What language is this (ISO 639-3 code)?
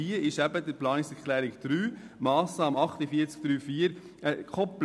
gsw